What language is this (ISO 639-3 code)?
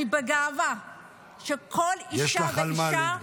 heb